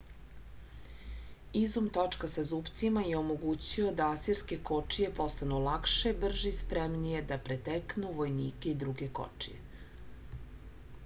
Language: Serbian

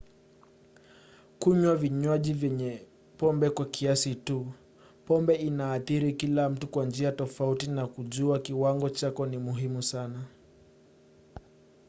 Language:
Swahili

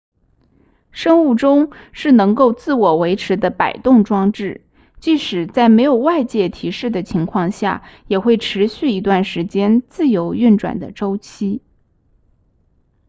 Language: Chinese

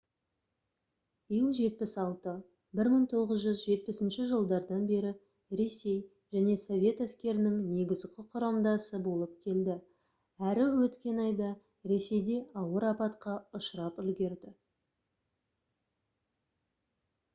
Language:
Kazakh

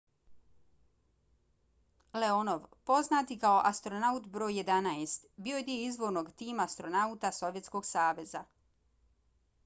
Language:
Bosnian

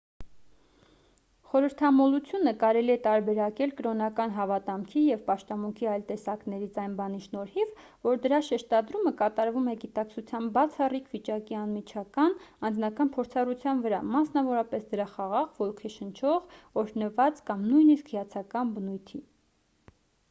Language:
Armenian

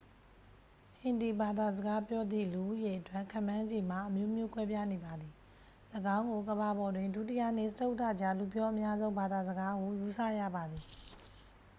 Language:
Burmese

